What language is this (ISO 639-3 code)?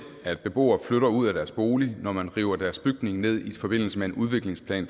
dan